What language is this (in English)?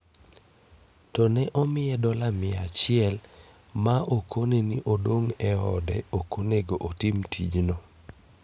Luo (Kenya and Tanzania)